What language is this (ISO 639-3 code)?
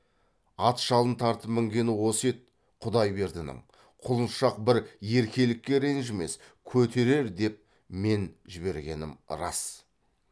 kaz